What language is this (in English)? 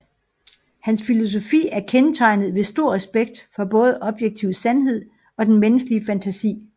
Danish